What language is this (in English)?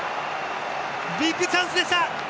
Japanese